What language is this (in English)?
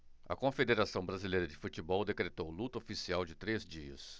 Portuguese